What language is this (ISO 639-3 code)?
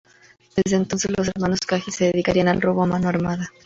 spa